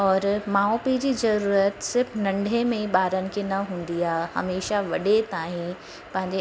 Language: Sindhi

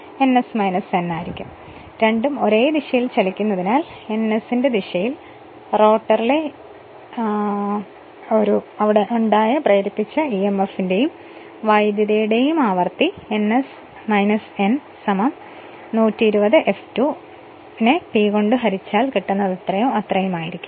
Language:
Malayalam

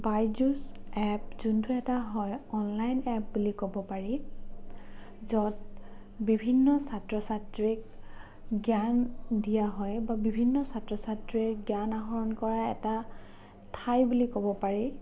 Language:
Assamese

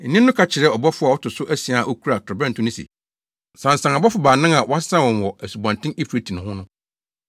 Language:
Akan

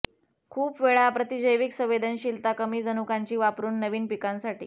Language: Marathi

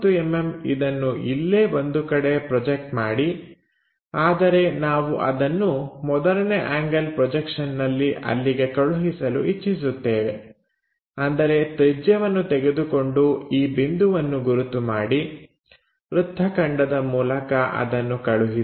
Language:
Kannada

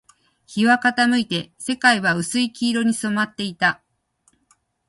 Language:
Japanese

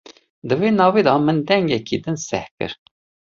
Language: Kurdish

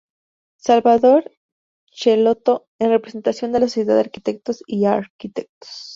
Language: Spanish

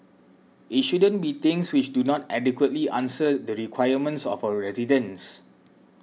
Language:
English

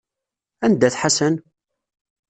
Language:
Kabyle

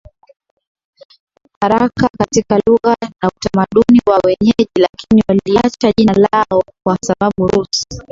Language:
Swahili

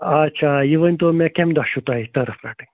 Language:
Kashmiri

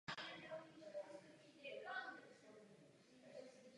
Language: Czech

